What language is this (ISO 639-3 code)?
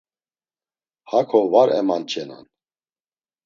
lzz